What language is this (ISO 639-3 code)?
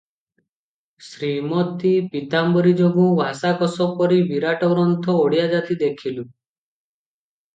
ori